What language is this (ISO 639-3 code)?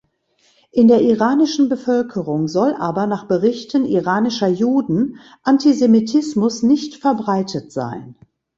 deu